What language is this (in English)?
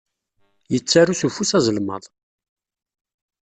Kabyle